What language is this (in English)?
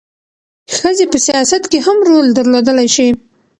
Pashto